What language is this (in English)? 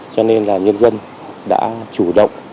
Vietnamese